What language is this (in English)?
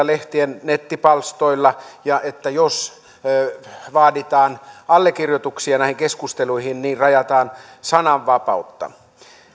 Finnish